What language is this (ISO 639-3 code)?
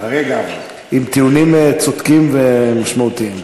heb